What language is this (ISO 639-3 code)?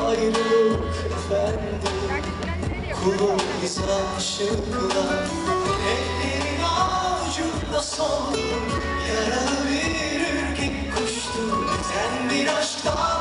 ara